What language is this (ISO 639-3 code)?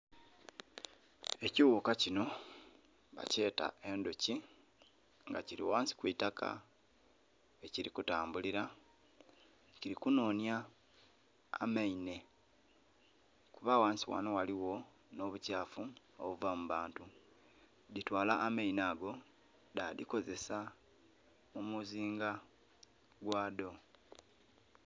xog